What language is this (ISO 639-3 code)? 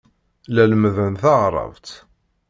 kab